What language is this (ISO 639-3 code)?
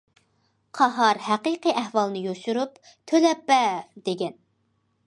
uig